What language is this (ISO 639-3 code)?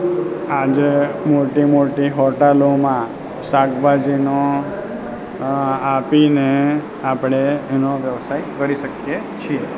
guj